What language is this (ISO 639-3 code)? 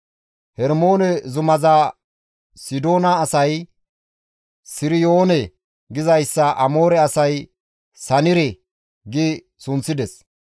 gmv